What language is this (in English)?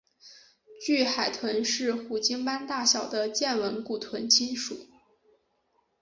Chinese